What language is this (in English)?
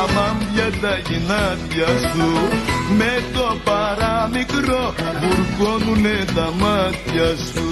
Greek